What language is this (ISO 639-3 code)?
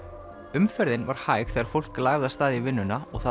isl